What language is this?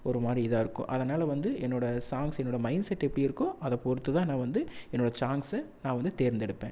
Tamil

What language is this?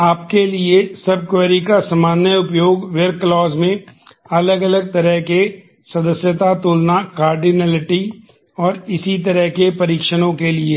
Hindi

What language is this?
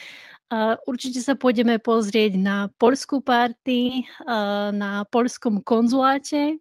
Slovak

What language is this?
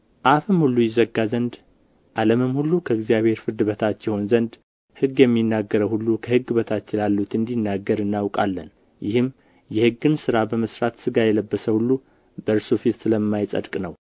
Amharic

